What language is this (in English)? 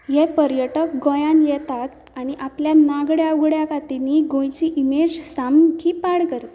Konkani